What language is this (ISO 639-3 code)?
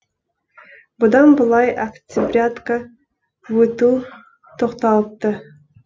kaz